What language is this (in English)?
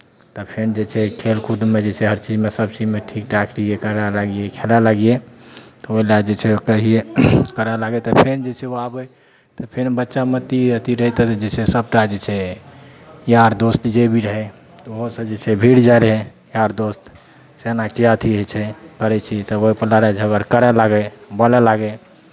Maithili